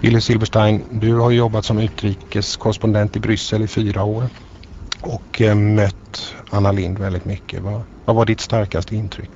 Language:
Swedish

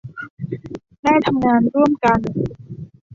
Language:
Thai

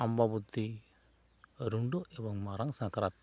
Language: Santali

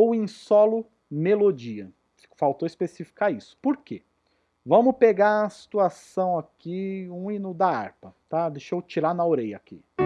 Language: Portuguese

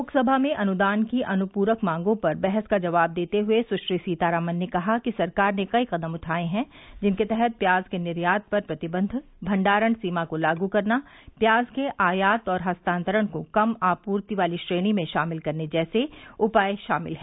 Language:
Hindi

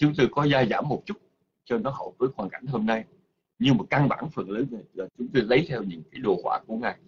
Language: Vietnamese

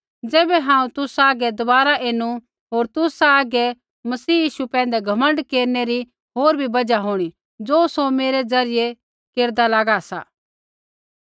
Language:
Kullu Pahari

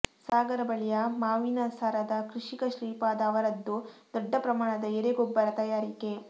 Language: Kannada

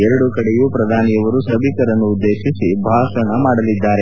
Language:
Kannada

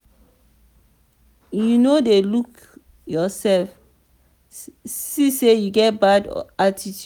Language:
Nigerian Pidgin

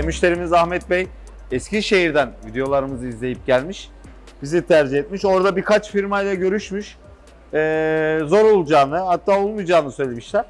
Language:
Turkish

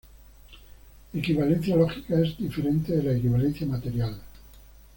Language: Spanish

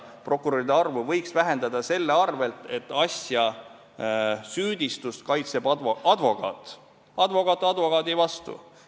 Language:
Estonian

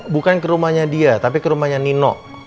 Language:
Indonesian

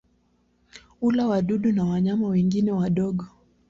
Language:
Swahili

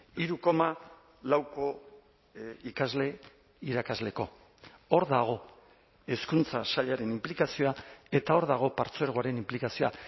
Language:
Basque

